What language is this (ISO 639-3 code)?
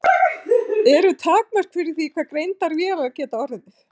isl